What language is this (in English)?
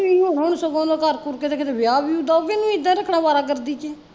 Punjabi